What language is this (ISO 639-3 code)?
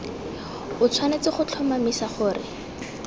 tsn